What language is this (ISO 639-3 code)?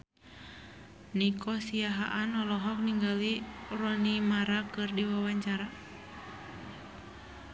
sun